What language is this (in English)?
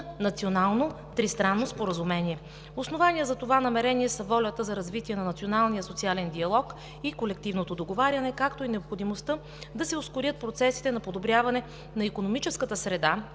Bulgarian